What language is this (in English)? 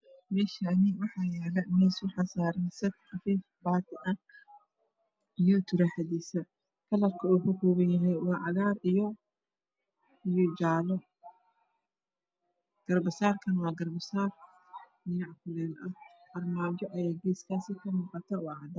Somali